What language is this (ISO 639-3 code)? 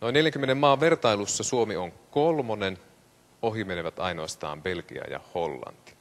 fin